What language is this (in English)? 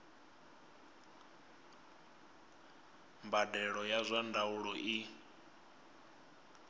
Venda